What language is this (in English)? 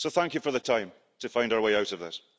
English